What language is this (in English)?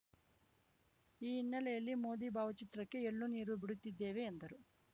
Kannada